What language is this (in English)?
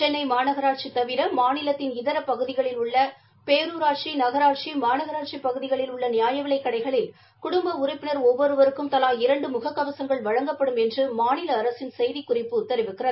Tamil